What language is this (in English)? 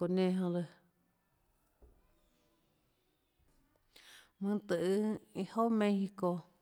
Tlacoatzintepec Chinantec